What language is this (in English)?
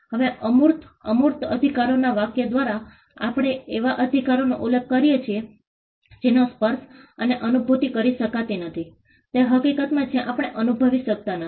Gujarati